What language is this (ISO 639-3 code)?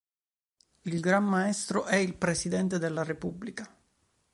ita